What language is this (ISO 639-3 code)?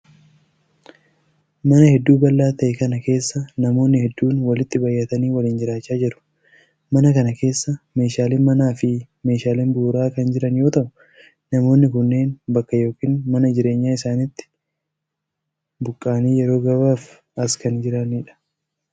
orm